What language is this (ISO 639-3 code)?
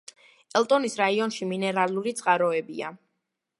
kat